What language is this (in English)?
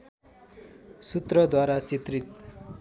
Nepali